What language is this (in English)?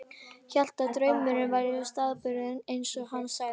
Icelandic